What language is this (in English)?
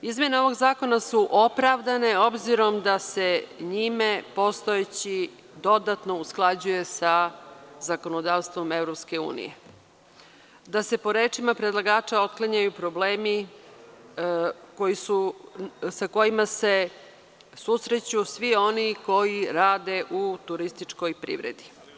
Serbian